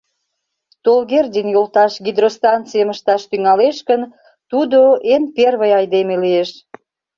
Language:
Mari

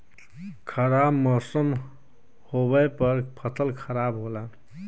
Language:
Bhojpuri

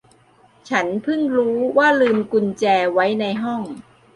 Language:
Thai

